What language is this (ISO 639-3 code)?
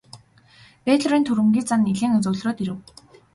mon